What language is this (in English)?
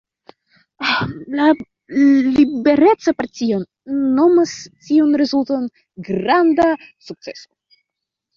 Esperanto